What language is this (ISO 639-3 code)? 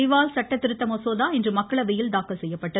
tam